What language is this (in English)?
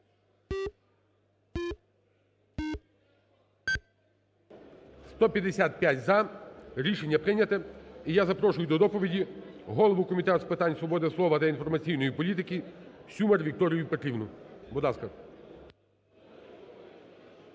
Ukrainian